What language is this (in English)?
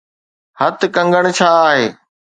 Sindhi